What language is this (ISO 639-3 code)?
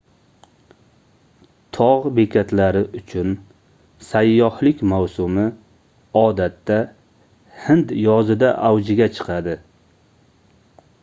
uzb